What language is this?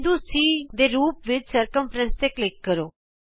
Punjabi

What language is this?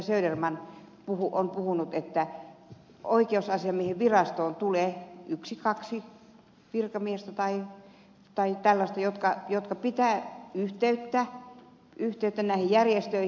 Finnish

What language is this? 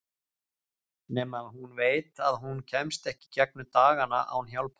Icelandic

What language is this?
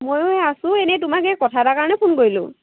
Assamese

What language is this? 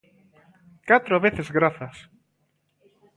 Galician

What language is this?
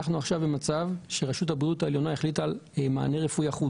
Hebrew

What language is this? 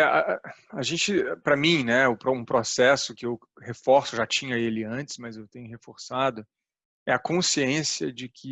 Portuguese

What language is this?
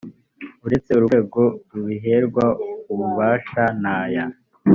Kinyarwanda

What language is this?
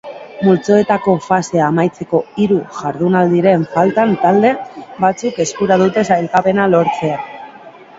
Basque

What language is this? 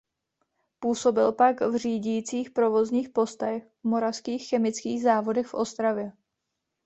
Czech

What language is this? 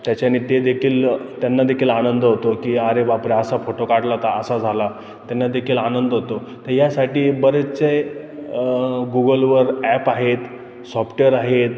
Marathi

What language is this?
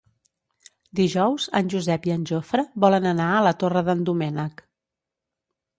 Catalan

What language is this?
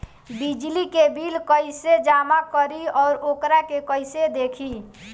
Bhojpuri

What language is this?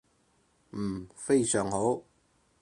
Cantonese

